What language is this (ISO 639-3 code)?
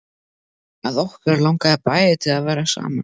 isl